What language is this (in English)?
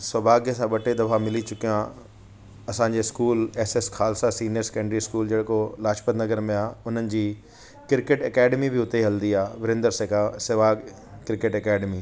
Sindhi